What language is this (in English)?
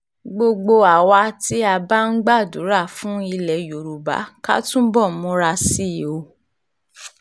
Yoruba